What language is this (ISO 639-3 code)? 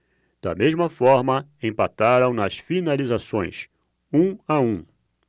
por